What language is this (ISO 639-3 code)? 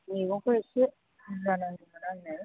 brx